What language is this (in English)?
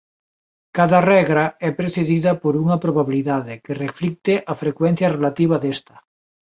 Galician